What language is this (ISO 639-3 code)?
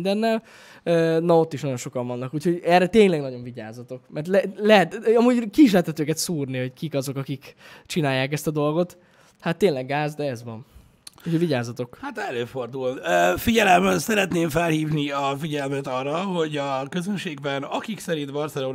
hun